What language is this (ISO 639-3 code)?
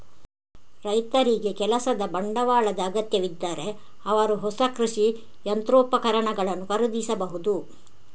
kan